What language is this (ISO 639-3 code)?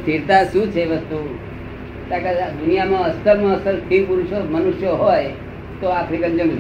guj